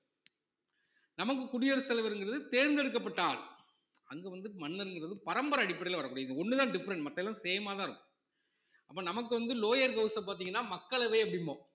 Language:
Tamil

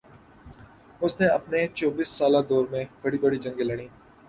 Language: Urdu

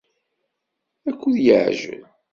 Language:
Kabyle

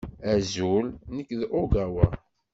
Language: Kabyle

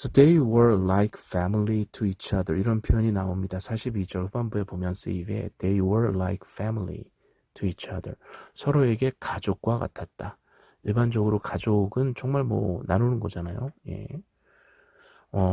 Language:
Korean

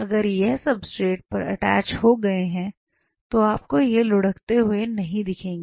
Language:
Hindi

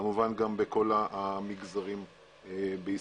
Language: Hebrew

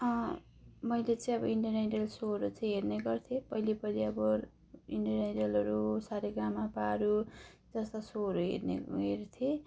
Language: Nepali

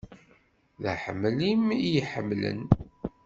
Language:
Kabyle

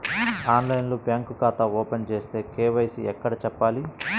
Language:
Telugu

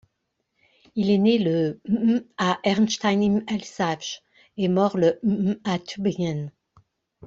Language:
French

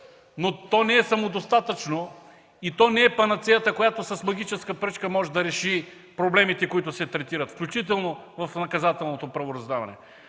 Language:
Bulgarian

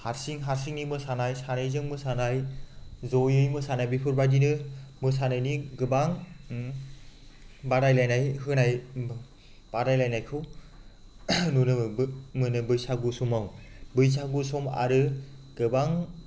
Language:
Bodo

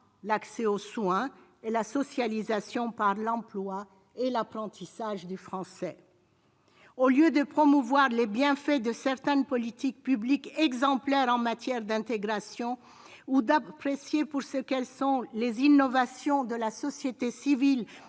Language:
French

